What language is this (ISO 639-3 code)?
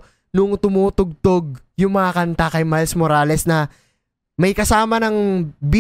fil